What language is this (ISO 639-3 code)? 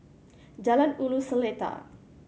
eng